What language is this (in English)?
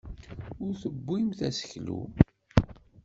Kabyle